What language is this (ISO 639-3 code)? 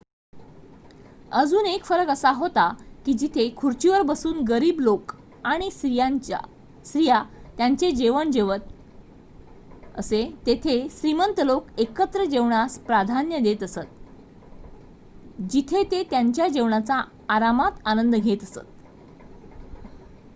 mar